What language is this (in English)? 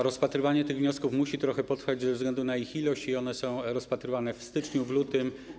Polish